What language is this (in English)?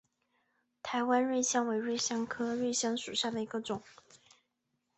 Chinese